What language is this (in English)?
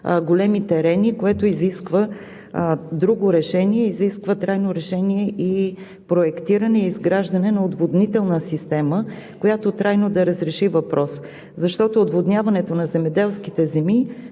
Bulgarian